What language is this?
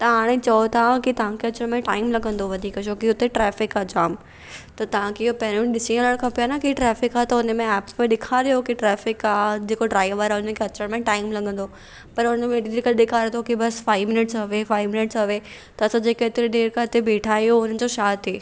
Sindhi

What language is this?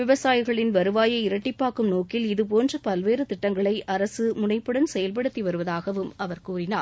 Tamil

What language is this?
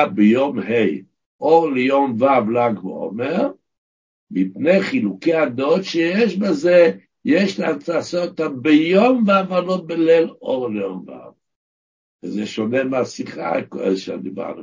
Hebrew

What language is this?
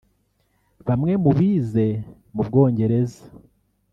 Kinyarwanda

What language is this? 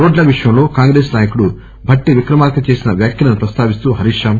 Telugu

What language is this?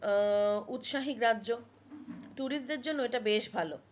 Bangla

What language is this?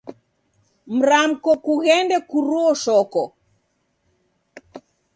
Taita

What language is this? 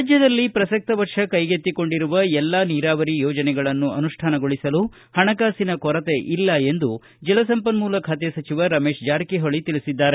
Kannada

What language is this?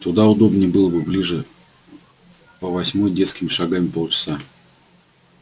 Russian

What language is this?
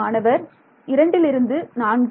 Tamil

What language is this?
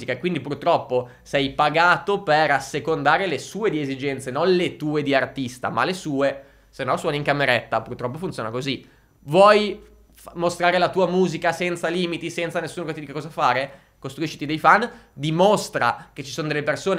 Italian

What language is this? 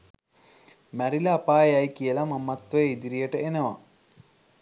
Sinhala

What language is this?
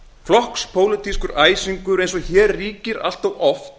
Icelandic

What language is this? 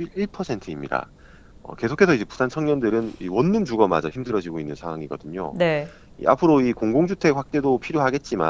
Korean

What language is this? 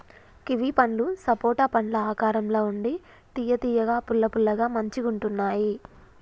Telugu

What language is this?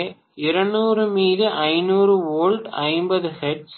Tamil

